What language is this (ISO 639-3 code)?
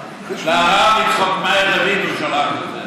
heb